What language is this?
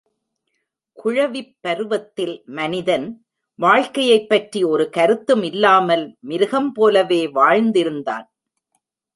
Tamil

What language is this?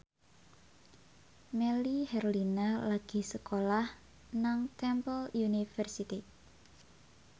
Javanese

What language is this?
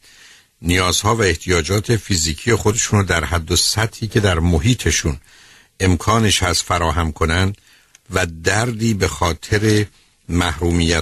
Persian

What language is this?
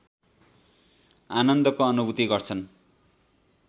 Nepali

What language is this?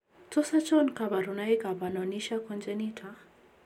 Kalenjin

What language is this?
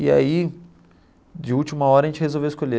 Portuguese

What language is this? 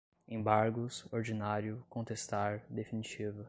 Portuguese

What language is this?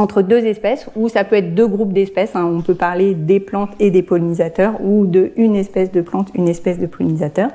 French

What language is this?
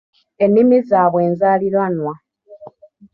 Ganda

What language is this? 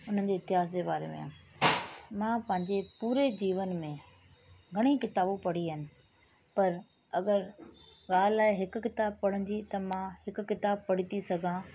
Sindhi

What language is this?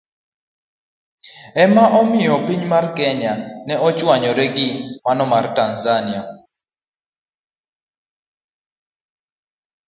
Luo (Kenya and Tanzania)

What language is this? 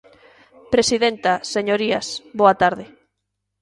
Galician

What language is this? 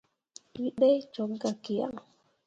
Mundang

